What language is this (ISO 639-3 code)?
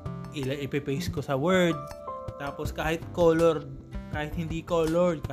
fil